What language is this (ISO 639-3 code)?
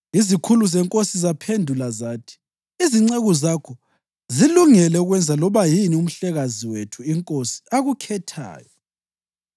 nde